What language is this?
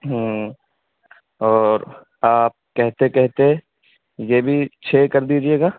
Urdu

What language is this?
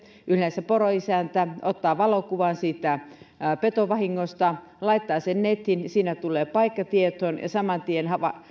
Finnish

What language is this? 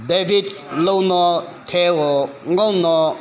Manipuri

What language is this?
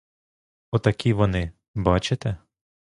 Ukrainian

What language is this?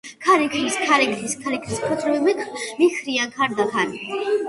Georgian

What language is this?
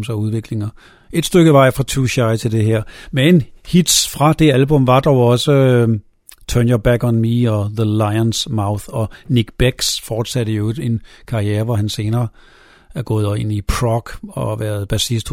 Danish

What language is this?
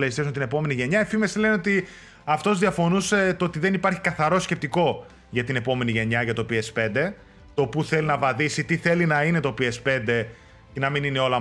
Greek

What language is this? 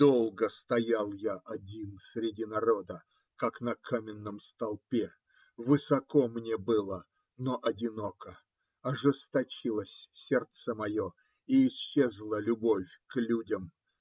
Russian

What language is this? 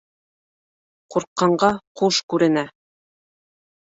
Bashkir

